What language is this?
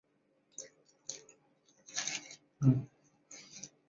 Chinese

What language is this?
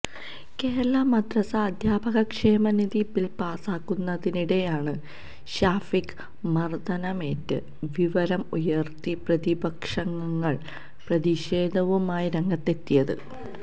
Malayalam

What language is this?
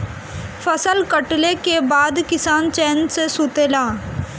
Bhojpuri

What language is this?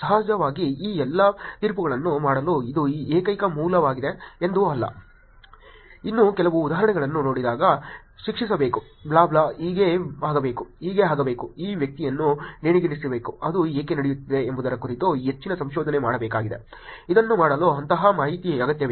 Kannada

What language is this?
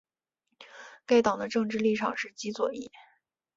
Chinese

